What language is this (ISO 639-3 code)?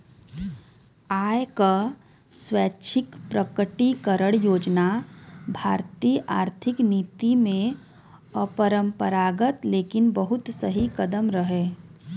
bho